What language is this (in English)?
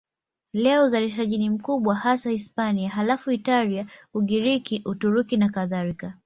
Swahili